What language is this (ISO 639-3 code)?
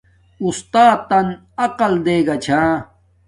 dmk